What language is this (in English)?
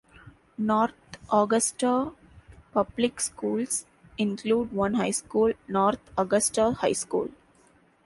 English